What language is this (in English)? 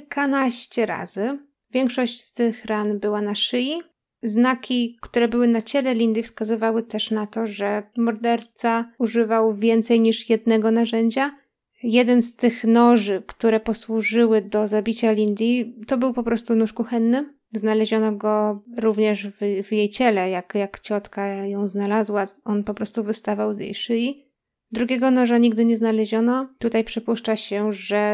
Polish